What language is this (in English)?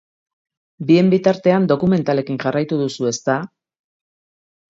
Basque